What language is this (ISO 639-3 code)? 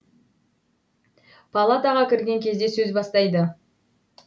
kaz